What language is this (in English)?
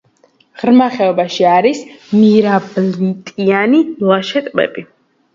Georgian